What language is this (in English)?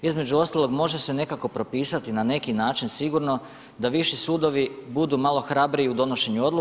Croatian